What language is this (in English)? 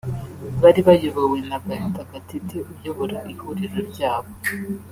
Kinyarwanda